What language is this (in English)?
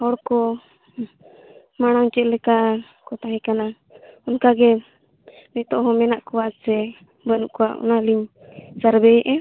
Santali